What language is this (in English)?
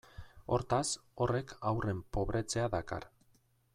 Basque